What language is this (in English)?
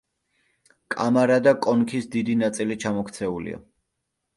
Georgian